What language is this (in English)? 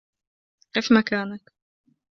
Arabic